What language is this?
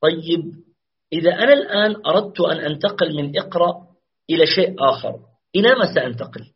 Arabic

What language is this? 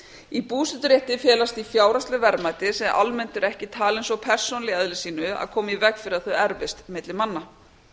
Icelandic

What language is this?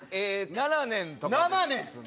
Japanese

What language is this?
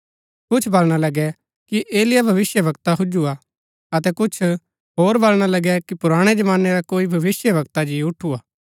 Gaddi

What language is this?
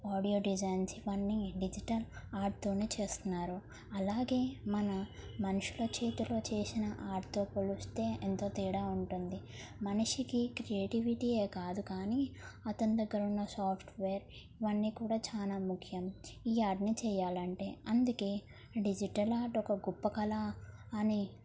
Telugu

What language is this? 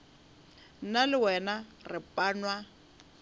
Northern Sotho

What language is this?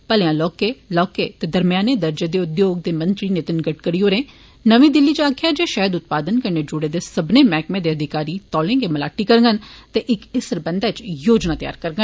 Dogri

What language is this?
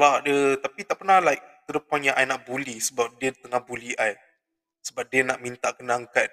Malay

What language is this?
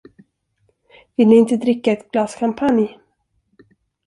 Swedish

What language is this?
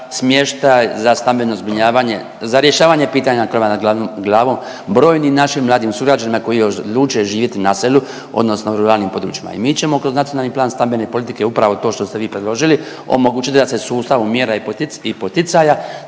Croatian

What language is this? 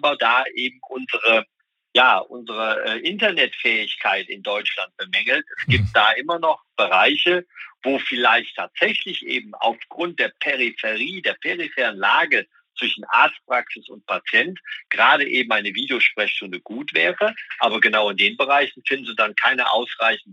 German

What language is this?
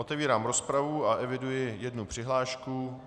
Czech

